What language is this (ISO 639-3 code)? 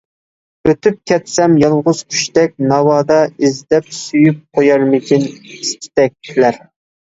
uig